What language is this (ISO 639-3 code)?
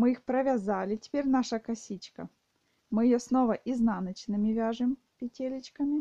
rus